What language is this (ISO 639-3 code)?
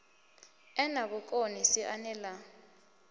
ven